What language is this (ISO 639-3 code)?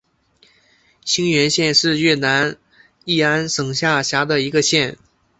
zho